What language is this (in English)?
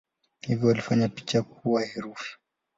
Swahili